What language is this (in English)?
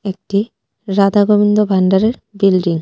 Bangla